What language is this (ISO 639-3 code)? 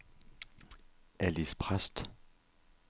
dan